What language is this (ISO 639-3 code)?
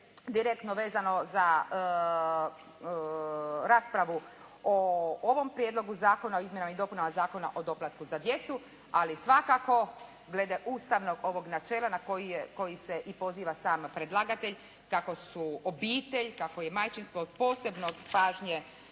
hrv